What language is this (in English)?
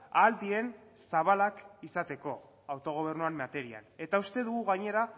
Basque